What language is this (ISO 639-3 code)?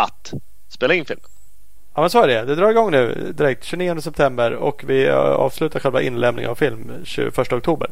swe